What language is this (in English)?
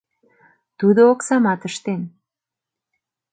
Mari